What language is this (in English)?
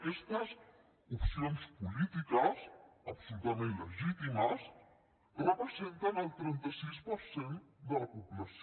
Catalan